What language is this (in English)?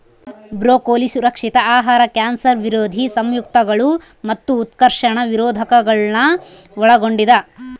Kannada